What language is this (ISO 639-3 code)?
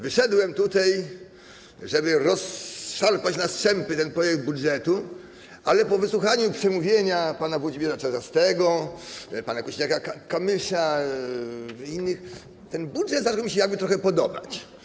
pol